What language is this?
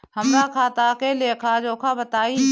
Bhojpuri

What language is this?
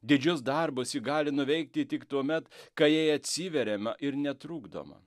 Lithuanian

